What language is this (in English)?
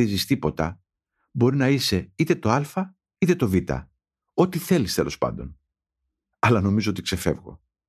Greek